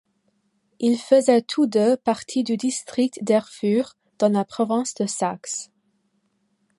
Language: French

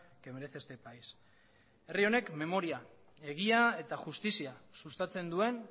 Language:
Basque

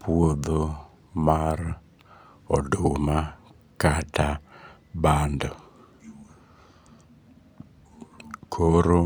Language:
Luo (Kenya and Tanzania)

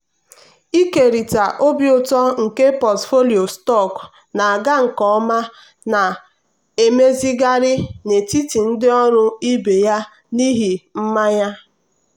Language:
Igbo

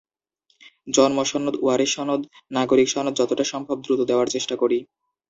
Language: Bangla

